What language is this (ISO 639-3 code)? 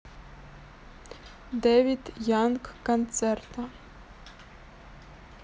rus